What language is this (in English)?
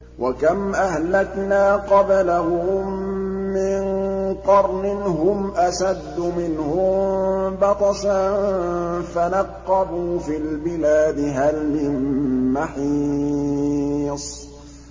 Arabic